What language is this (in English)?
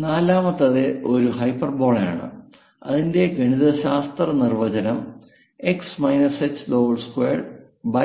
Malayalam